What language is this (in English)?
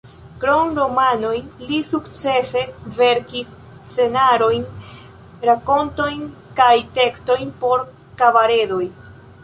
Esperanto